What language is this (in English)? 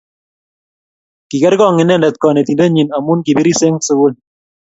Kalenjin